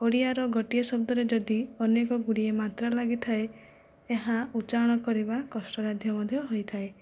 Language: Odia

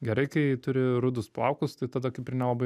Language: Lithuanian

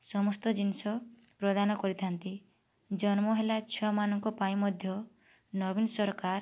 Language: Odia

